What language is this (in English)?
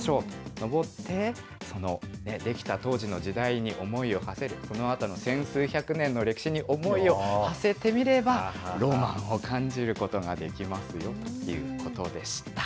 Japanese